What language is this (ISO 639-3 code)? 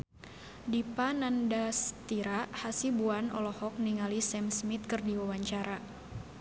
sun